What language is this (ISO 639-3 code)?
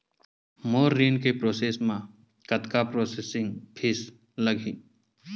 hne